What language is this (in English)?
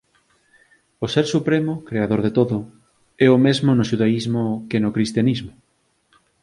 Galician